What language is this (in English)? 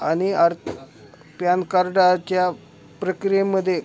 Marathi